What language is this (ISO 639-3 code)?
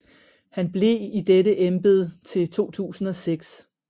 dan